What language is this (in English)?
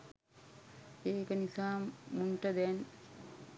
Sinhala